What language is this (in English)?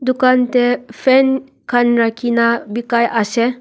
Naga Pidgin